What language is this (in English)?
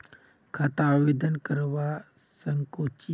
Magahi